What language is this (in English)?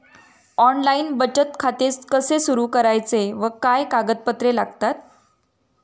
Marathi